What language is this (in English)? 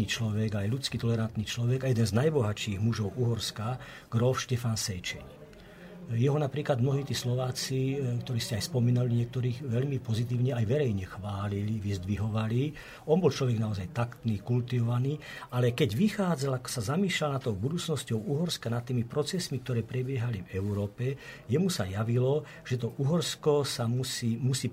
Slovak